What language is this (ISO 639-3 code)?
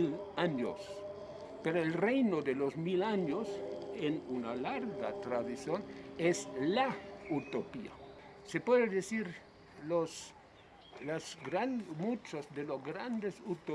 spa